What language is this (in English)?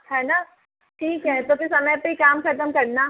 Hindi